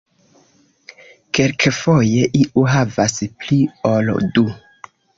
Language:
Esperanto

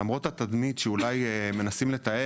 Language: Hebrew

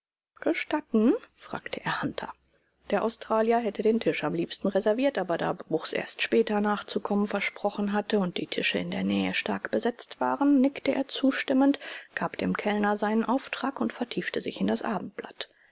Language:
German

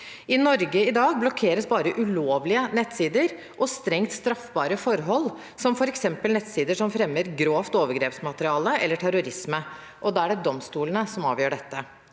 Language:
Norwegian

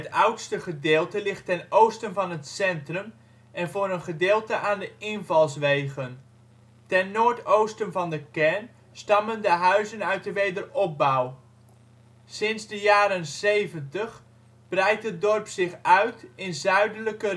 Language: Dutch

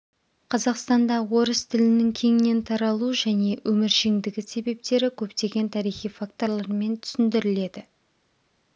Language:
Kazakh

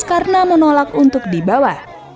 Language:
Indonesian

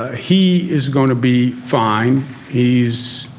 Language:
English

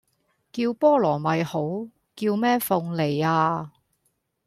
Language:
Cantonese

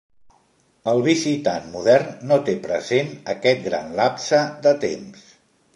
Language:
Catalan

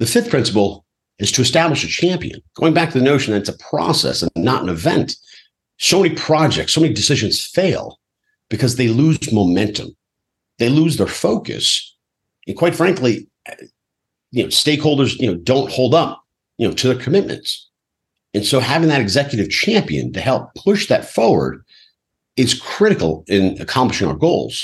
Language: English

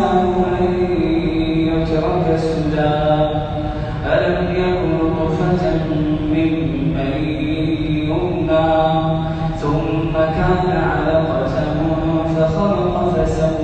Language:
Arabic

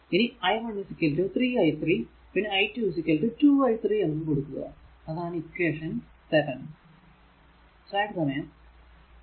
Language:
Malayalam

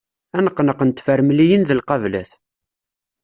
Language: Kabyle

